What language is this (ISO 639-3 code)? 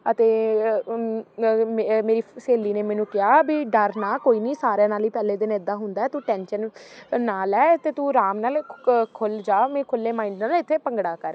pan